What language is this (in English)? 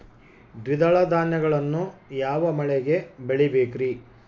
Kannada